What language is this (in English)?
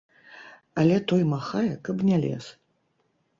Belarusian